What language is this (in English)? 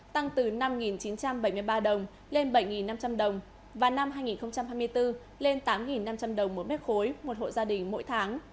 Vietnamese